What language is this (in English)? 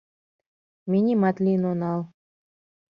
Mari